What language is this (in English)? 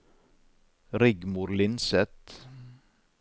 Norwegian